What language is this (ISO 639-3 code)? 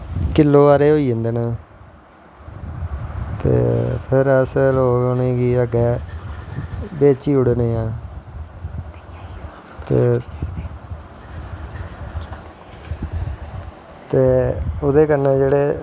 doi